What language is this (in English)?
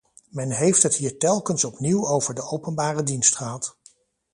Dutch